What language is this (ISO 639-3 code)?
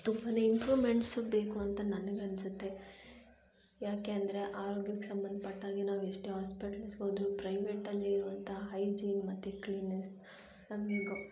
kan